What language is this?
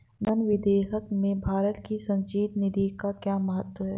Hindi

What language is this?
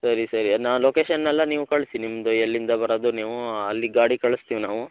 Kannada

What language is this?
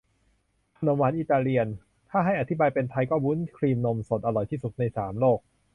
Thai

